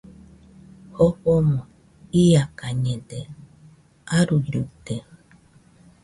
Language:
Nüpode Huitoto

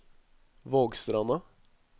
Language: Norwegian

